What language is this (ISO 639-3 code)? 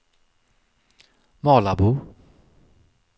swe